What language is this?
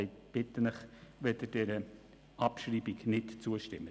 Swiss German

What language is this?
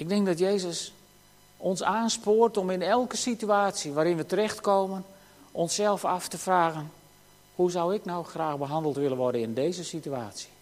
Dutch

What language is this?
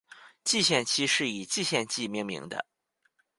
Chinese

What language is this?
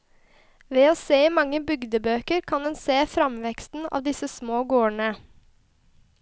Norwegian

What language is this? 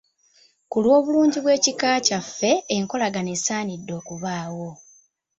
Ganda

